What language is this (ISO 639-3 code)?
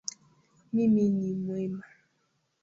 swa